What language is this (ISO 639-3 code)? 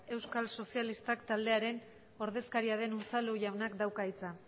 eus